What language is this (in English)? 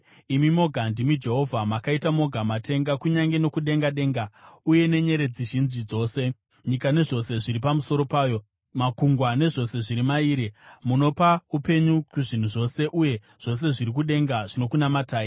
Shona